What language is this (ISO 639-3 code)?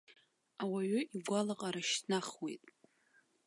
abk